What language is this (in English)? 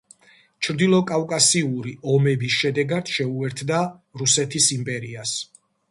Georgian